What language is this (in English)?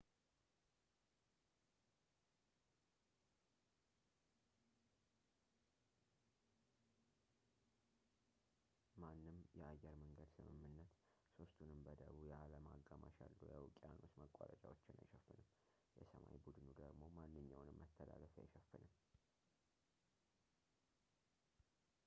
Amharic